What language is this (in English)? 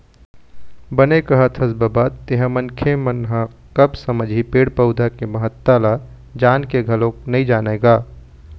Chhattisgarhi